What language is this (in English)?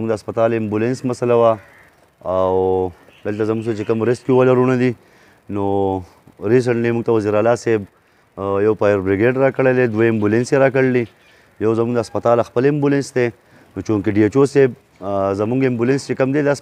Romanian